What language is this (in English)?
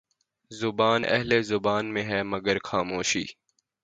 Urdu